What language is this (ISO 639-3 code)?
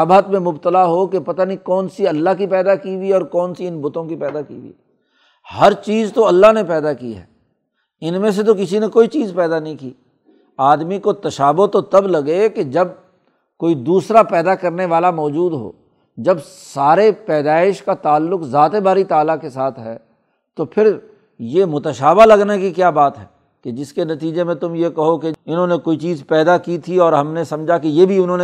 urd